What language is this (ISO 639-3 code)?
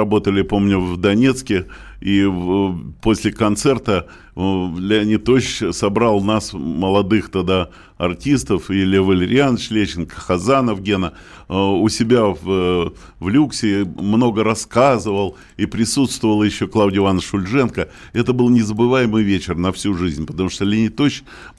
rus